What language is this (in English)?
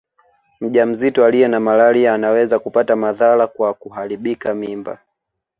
Swahili